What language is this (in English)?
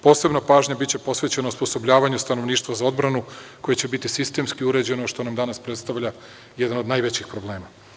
Serbian